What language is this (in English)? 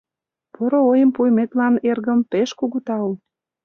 Mari